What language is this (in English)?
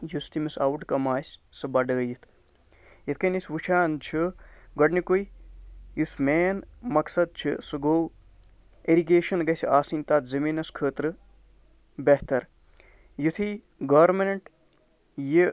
Kashmiri